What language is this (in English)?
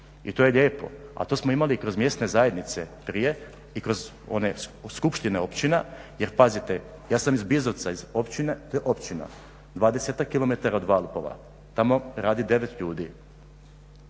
Croatian